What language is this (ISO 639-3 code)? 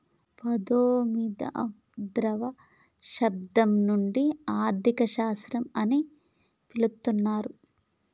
tel